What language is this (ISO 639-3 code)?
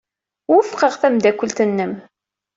kab